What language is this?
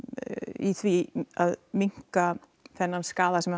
Icelandic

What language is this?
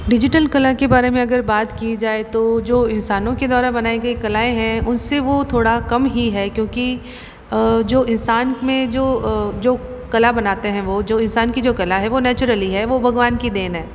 Hindi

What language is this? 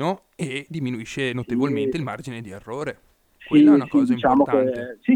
Italian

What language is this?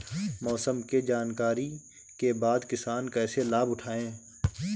Bhojpuri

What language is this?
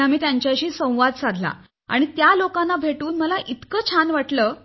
Marathi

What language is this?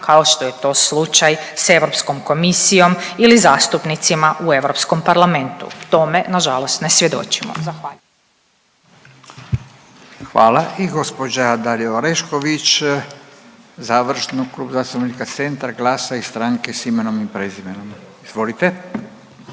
Croatian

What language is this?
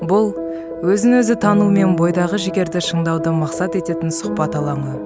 Kazakh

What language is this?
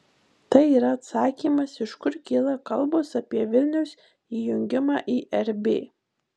Lithuanian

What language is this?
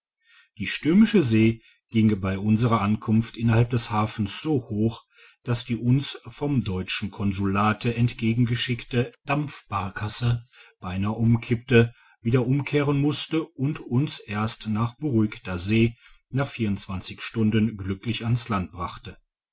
German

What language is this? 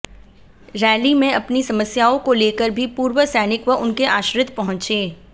Hindi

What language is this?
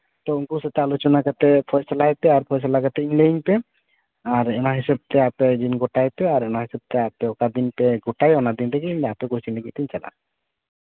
Santali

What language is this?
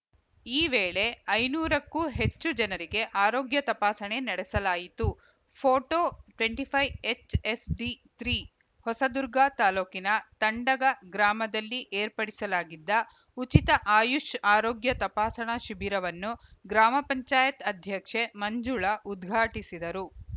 Kannada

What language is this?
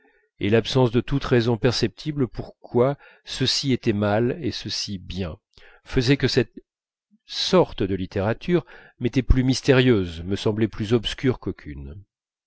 French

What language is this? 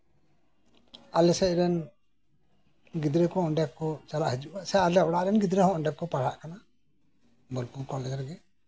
Santali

